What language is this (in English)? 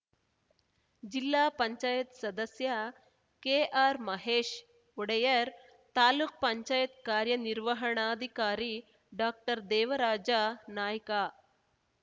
Kannada